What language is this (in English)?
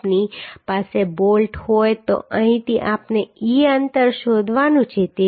Gujarati